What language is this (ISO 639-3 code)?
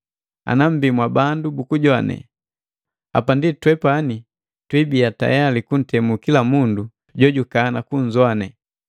mgv